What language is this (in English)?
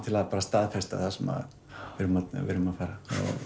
Icelandic